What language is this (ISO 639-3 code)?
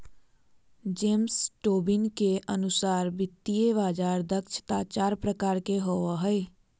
mag